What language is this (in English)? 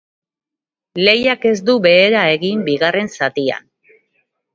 Basque